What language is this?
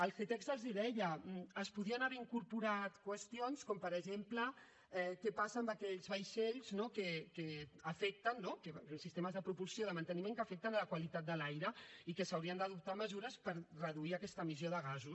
Catalan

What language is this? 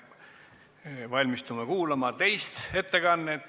Estonian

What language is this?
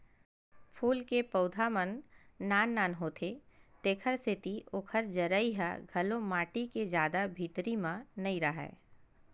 Chhattisgarhi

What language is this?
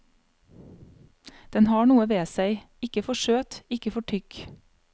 Norwegian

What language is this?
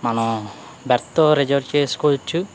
Telugu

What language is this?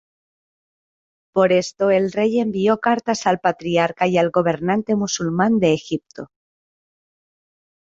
Spanish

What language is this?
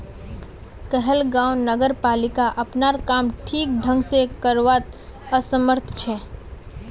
Magahi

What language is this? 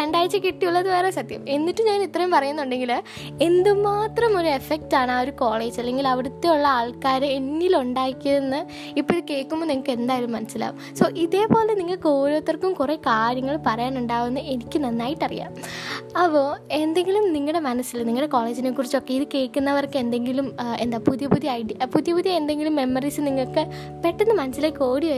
Malayalam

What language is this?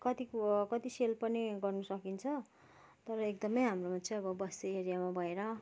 Nepali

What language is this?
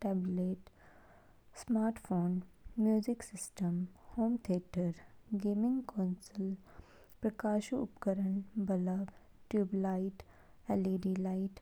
Kinnauri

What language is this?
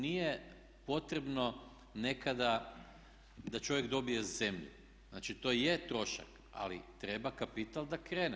Croatian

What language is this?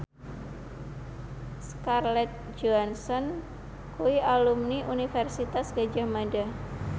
Javanese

